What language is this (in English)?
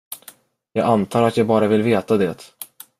Swedish